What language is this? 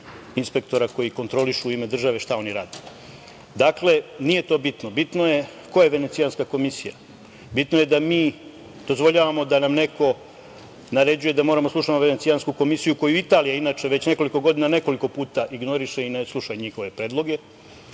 Serbian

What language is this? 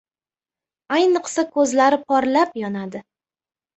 Uzbek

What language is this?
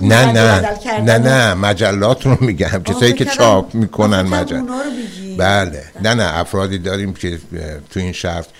Persian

